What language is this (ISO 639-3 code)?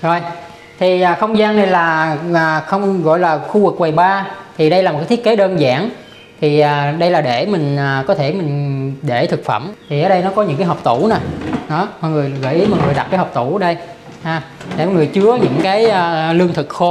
vie